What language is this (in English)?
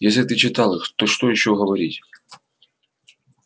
Russian